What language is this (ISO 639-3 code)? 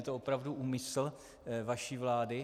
ces